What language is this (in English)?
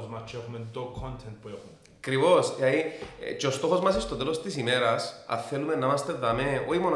Greek